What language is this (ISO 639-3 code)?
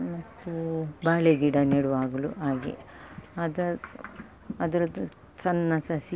kan